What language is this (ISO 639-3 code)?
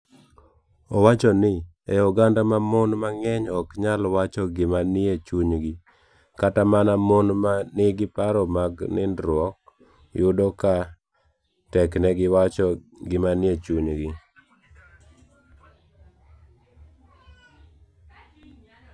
luo